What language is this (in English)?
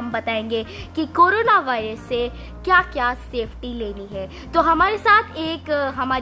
Hindi